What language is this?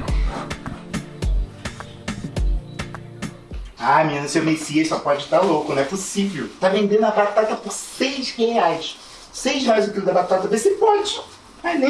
Portuguese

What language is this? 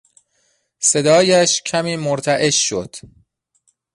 Persian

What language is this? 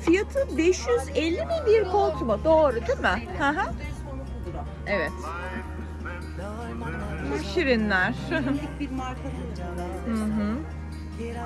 Turkish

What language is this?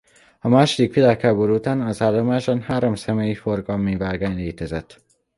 Hungarian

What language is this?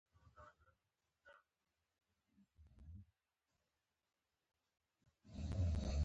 Pashto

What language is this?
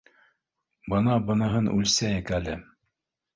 Bashkir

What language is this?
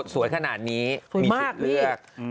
Thai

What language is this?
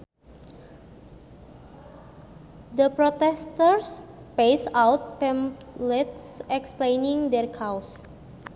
Sundanese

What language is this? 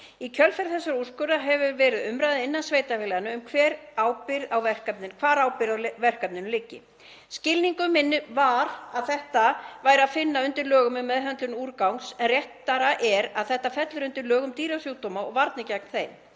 Icelandic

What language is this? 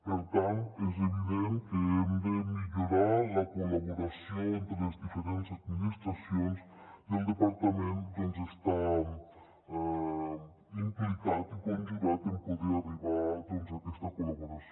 Catalan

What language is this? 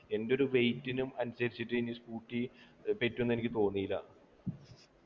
Malayalam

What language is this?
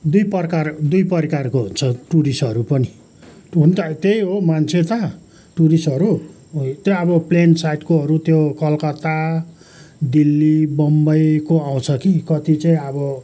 Nepali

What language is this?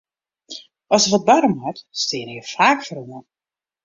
Western Frisian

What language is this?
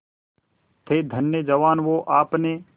Hindi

